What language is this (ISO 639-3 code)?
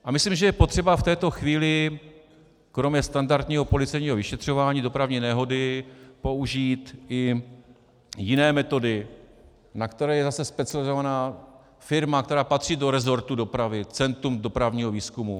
ces